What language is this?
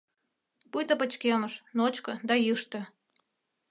Mari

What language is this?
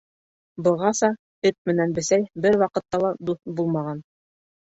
Bashkir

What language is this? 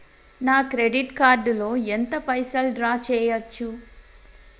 Telugu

